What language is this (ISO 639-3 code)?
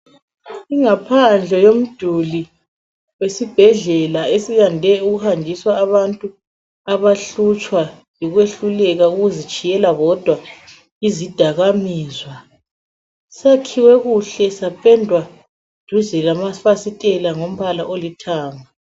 nde